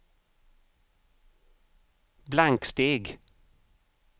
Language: Swedish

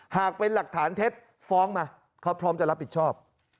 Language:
Thai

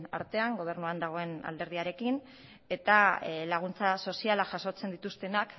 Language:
Basque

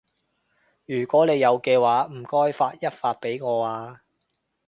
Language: Cantonese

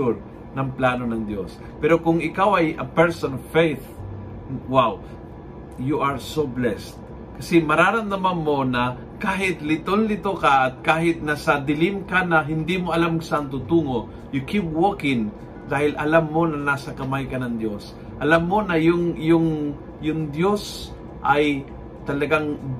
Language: Filipino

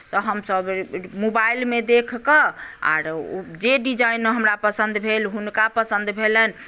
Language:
Maithili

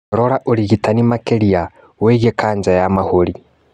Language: Kikuyu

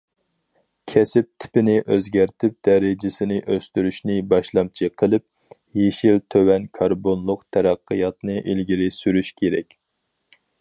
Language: Uyghur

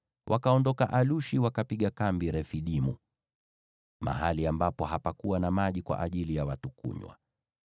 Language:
Swahili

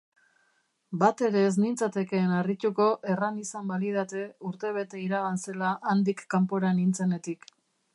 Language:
Basque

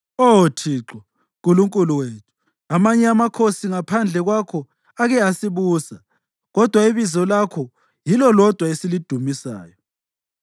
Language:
North Ndebele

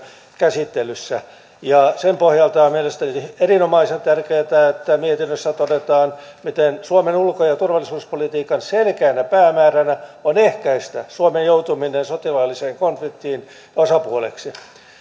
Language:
Finnish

